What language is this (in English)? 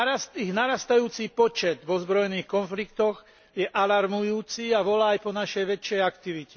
Slovak